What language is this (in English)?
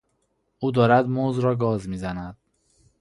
Persian